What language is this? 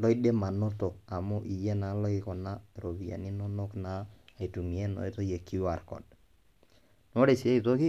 Masai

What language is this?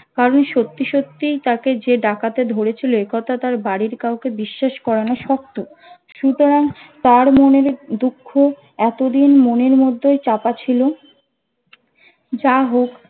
Bangla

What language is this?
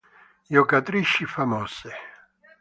Italian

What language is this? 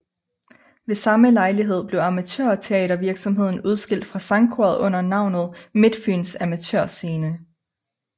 Danish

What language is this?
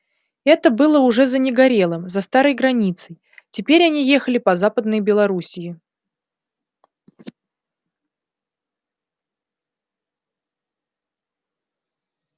Russian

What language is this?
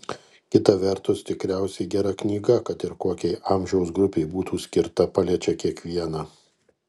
Lithuanian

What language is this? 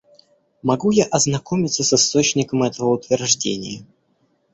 Russian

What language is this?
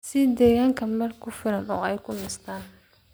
Somali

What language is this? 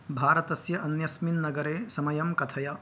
Sanskrit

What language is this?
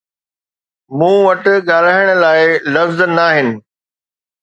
Sindhi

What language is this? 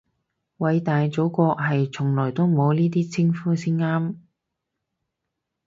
Cantonese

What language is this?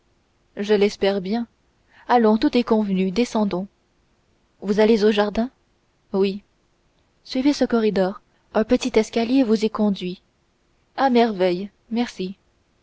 French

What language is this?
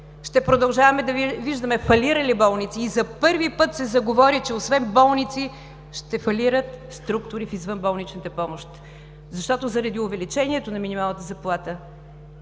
Bulgarian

